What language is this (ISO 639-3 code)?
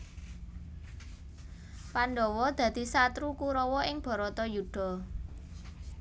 jav